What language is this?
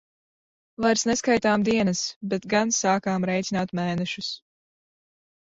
Latvian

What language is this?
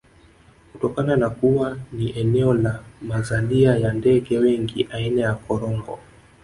Swahili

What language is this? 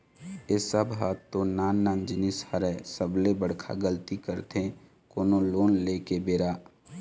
Chhattisgarhi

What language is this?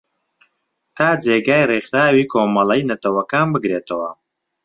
Central Kurdish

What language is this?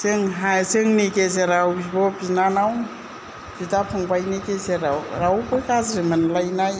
Bodo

